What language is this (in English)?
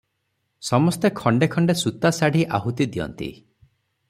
Odia